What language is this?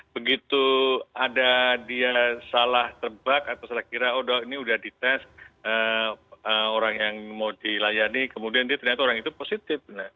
Indonesian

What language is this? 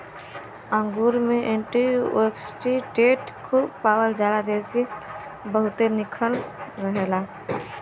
Bhojpuri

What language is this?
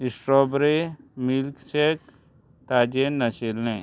Konkani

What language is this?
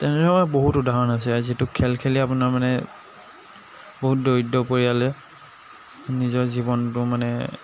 Assamese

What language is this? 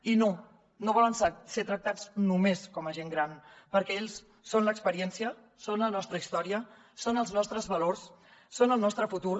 Catalan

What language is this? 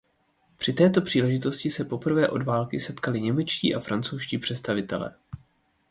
Czech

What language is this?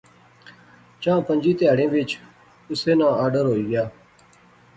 Pahari-Potwari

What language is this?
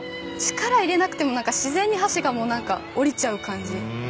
Japanese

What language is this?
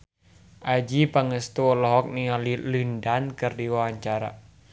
Sundanese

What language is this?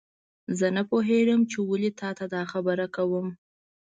Pashto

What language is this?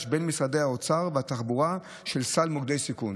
Hebrew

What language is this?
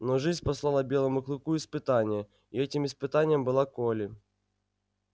Russian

